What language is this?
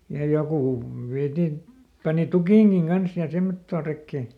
Finnish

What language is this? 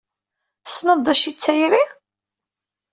Kabyle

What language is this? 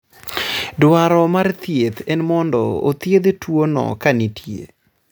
Luo (Kenya and Tanzania)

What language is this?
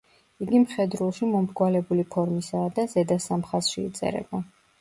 Georgian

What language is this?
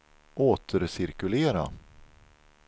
Swedish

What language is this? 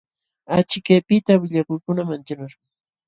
Jauja Wanca Quechua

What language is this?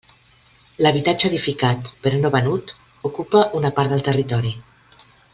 Catalan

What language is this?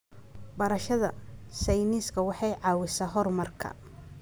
Somali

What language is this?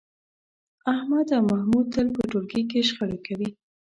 Pashto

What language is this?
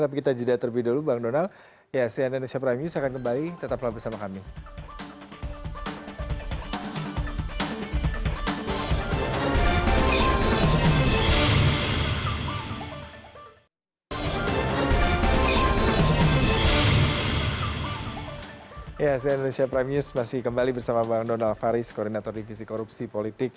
Indonesian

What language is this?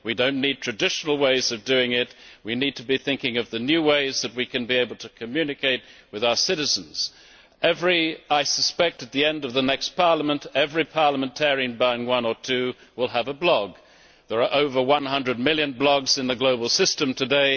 English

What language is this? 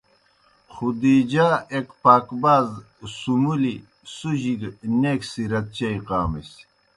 Kohistani Shina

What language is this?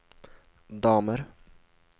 Swedish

